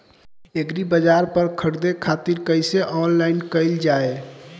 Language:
Bhojpuri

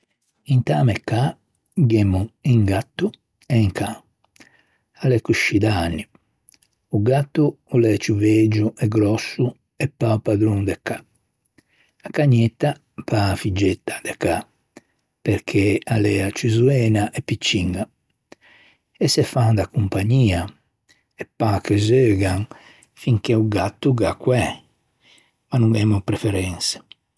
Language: Ligurian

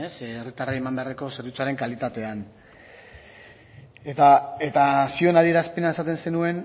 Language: Basque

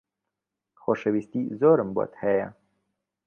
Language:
Central Kurdish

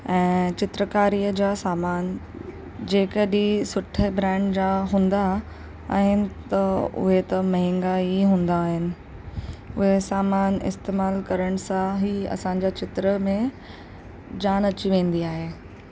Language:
Sindhi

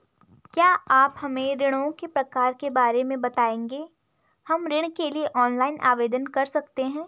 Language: Hindi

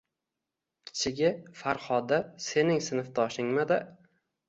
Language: Uzbek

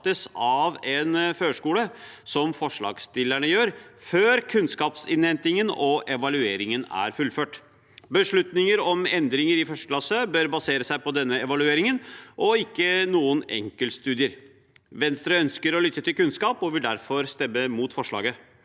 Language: Norwegian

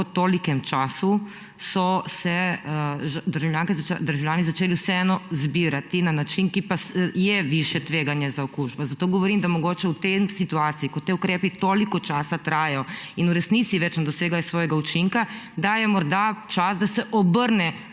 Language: Slovenian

